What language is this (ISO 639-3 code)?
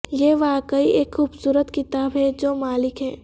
urd